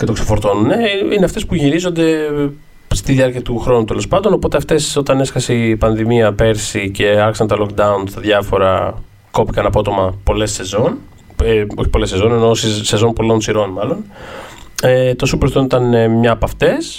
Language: Greek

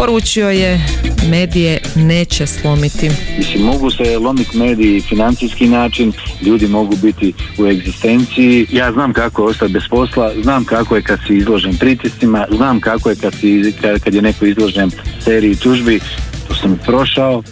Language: Croatian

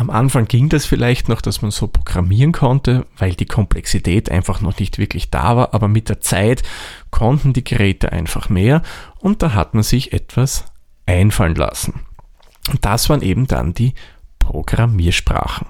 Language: German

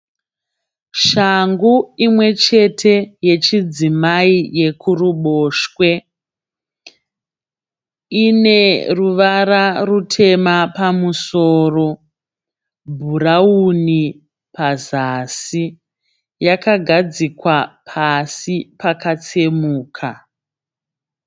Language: Shona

